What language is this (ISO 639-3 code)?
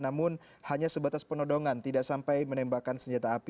ind